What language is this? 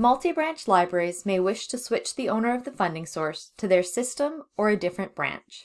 English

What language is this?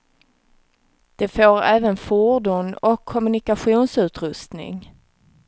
Swedish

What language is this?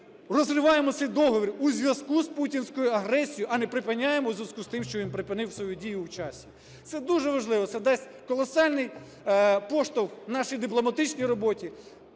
Ukrainian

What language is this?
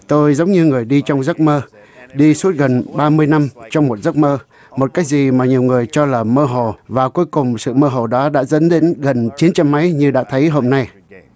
Vietnamese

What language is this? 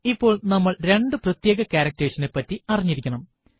Malayalam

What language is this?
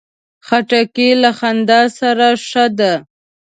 Pashto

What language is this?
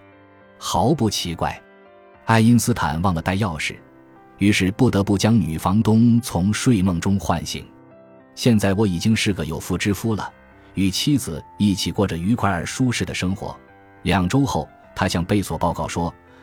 Chinese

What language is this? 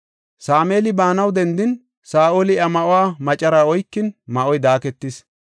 Gofa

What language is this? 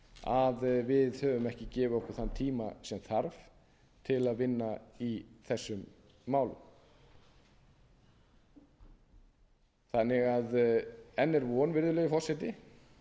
Icelandic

